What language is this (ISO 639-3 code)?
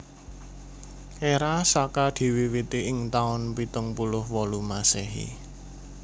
jav